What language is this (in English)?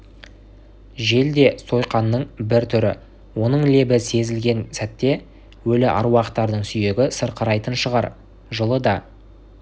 Kazakh